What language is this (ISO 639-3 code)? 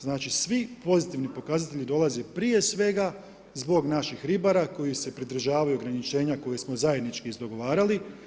hrv